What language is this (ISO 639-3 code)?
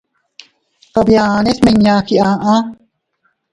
cut